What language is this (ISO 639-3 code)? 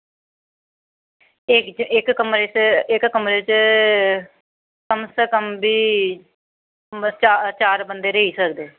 doi